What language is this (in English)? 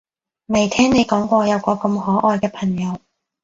Cantonese